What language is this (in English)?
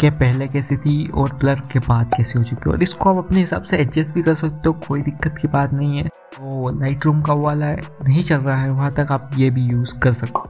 Hindi